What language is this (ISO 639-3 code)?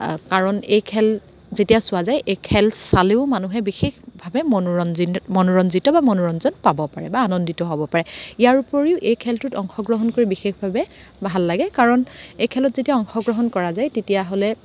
asm